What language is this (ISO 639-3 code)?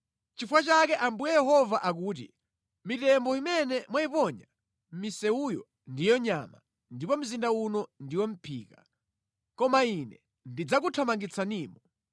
nya